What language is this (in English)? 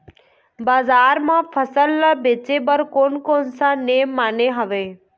Chhattisgarhi